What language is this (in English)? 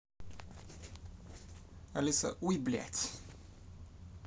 Russian